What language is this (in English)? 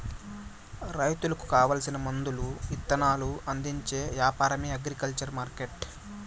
Telugu